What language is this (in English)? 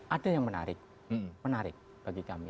Indonesian